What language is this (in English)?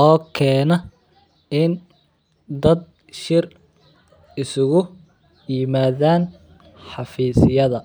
Somali